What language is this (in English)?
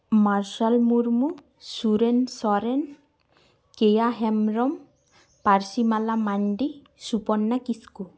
Santali